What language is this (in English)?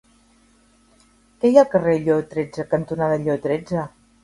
Catalan